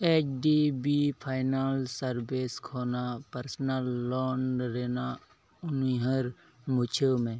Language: Santali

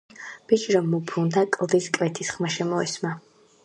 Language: Georgian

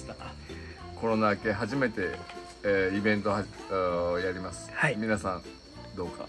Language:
Japanese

